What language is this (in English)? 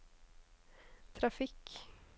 Norwegian